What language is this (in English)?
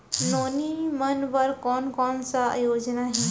Chhattisgarhi